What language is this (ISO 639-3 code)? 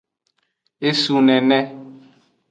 ajg